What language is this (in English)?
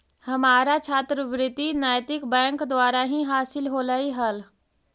Magahi